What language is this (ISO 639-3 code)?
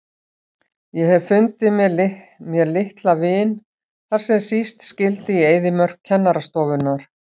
isl